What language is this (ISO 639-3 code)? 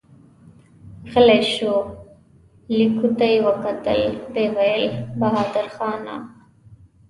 pus